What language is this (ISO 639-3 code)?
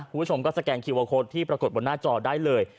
tha